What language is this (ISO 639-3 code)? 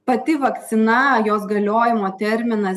lit